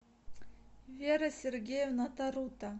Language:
Russian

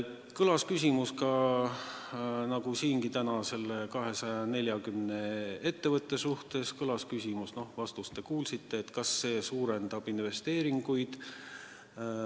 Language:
Estonian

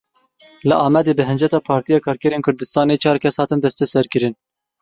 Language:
Kurdish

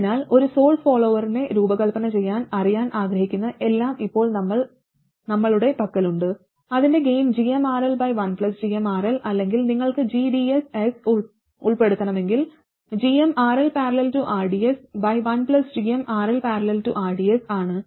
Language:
Malayalam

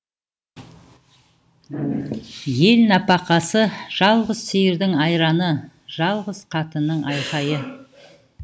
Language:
Kazakh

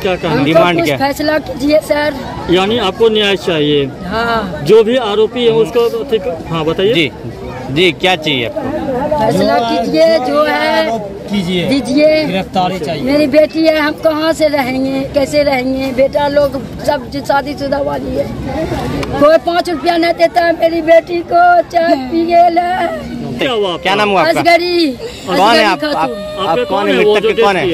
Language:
Hindi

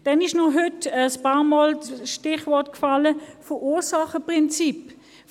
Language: Swiss German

